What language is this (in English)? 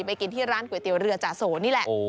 Thai